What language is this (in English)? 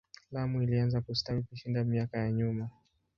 Swahili